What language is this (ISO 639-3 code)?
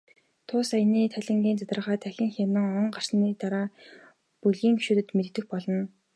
mon